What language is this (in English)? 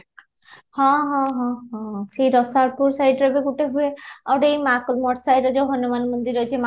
Odia